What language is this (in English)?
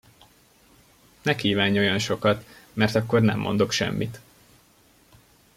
Hungarian